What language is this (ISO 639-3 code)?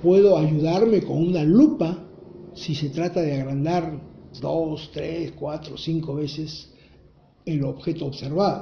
spa